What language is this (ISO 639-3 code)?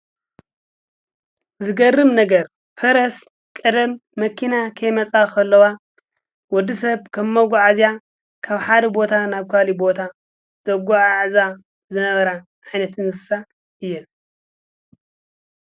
tir